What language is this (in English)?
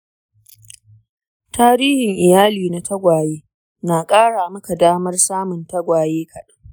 Hausa